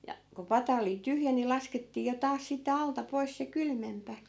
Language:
Finnish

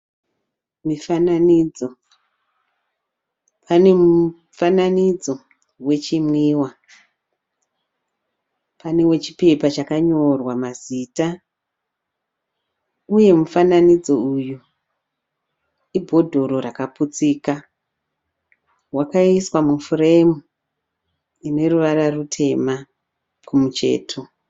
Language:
Shona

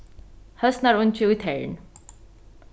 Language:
Faroese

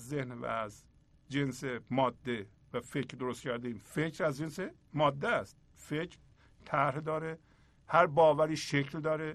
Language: Persian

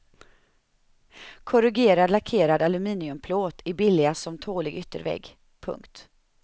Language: Swedish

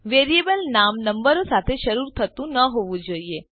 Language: Gujarati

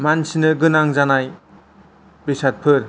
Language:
Bodo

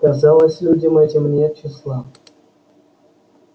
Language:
Russian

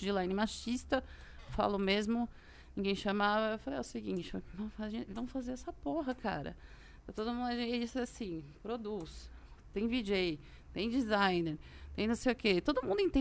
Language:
Portuguese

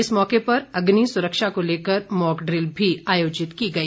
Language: Hindi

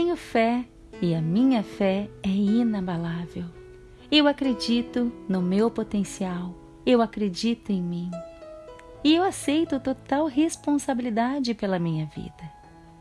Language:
Portuguese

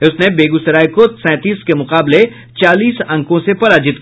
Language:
Hindi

